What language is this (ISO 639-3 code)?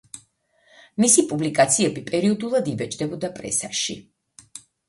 kat